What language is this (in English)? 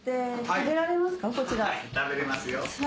Japanese